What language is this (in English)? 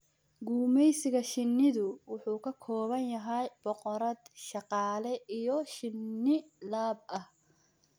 Somali